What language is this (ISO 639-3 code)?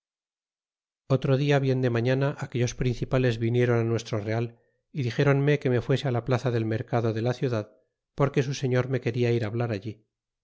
spa